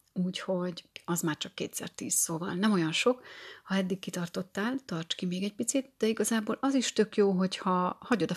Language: Hungarian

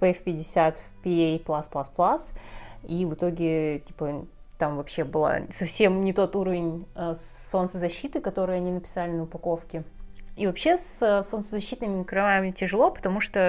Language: Russian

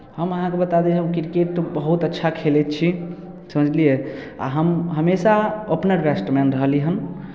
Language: Maithili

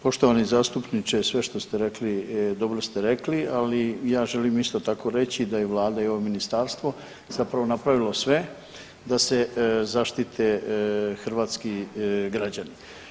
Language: Croatian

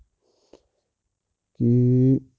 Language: Punjabi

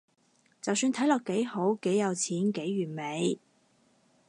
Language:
Cantonese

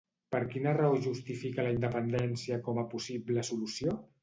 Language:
Catalan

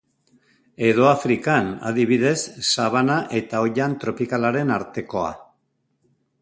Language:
Basque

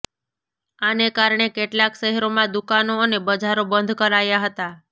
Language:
Gujarati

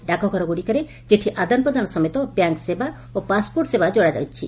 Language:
Odia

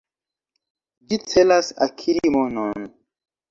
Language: Esperanto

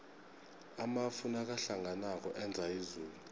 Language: South Ndebele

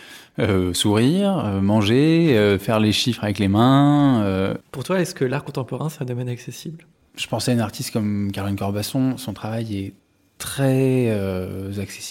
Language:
French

